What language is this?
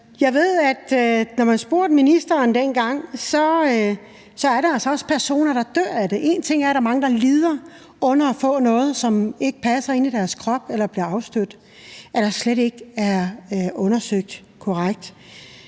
Danish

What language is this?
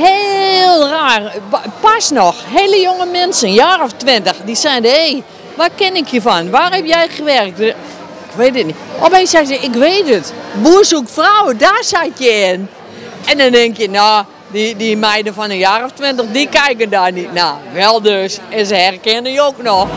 Dutch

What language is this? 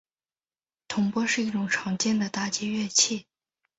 Chinese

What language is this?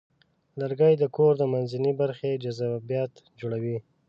Pashto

